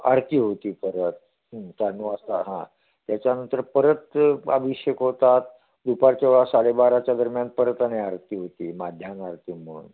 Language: Marathi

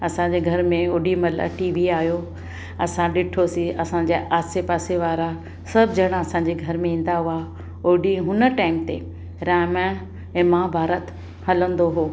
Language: Sindhi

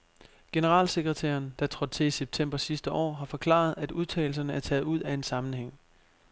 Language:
Danish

